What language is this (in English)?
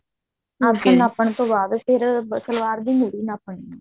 Punjabi